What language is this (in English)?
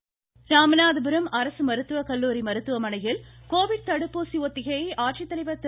Tamil